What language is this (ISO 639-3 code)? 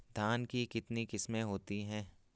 hin